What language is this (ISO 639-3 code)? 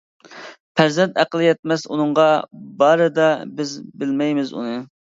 uig